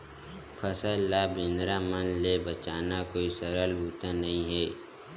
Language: Chhattisgarhi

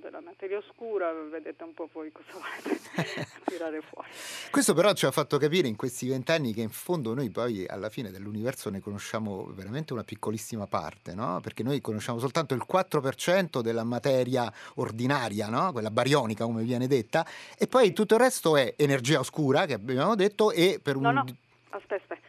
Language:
Italian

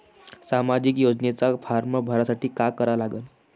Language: Marathi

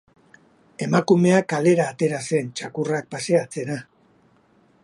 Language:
Basque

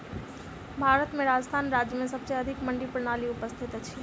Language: Maithili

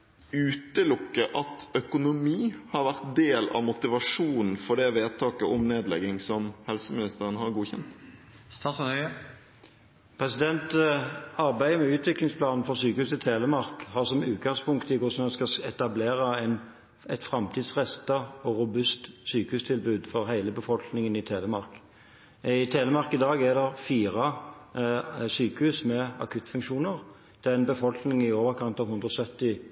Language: Norwegian Bokmål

